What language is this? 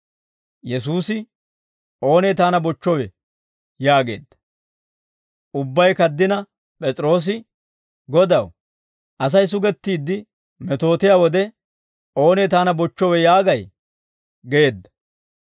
Dawro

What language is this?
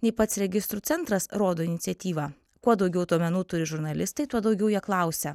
Lithuanian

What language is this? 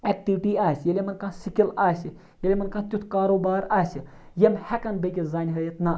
Kashmiri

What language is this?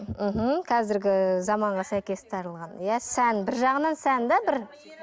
Kazakh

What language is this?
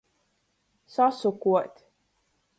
Latgalian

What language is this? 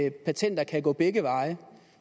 Danish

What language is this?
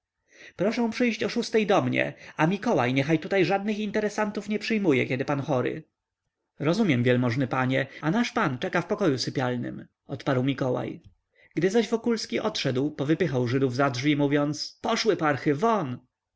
Polish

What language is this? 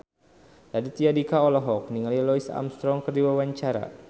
Sundanese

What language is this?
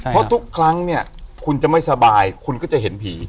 Thai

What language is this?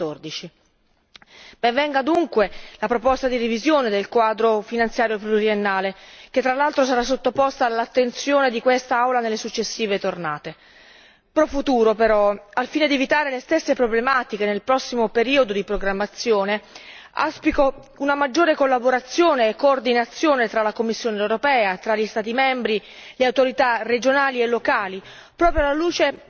Italian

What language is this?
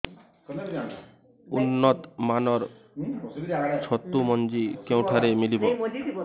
Odia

